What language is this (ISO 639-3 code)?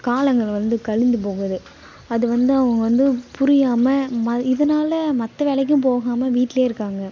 tam